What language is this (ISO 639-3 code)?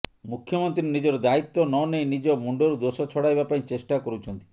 ori